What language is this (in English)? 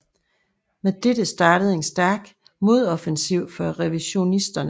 Danish